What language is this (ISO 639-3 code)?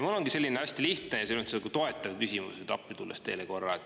est